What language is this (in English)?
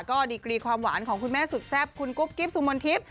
Thai